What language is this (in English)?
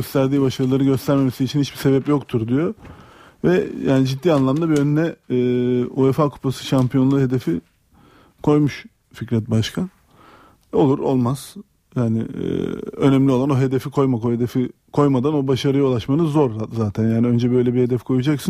Turkish